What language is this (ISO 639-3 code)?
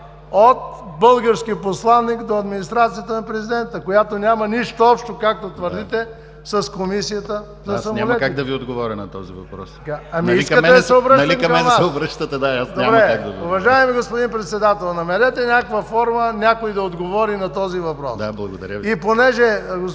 bul